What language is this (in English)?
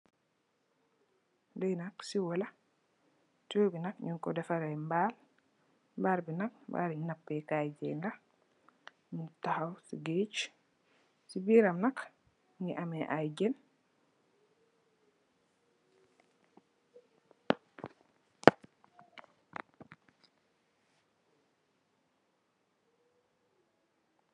Wolof